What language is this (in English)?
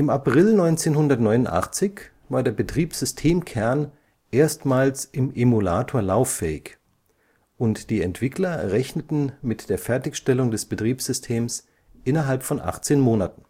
German